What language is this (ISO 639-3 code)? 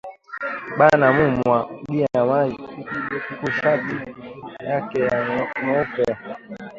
swa